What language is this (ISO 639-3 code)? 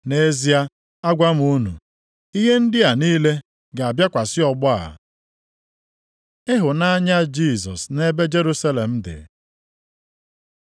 ibo